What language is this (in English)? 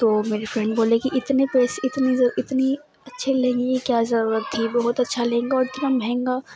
Urdu